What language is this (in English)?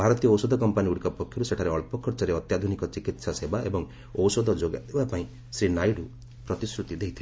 Odia